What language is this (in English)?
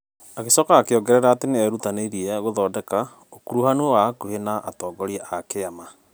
Kikuyu